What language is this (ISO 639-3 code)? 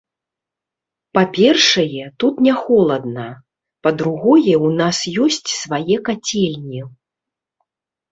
bel